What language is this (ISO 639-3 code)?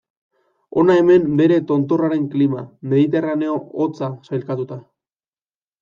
eus